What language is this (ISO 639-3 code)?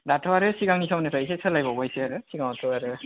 brx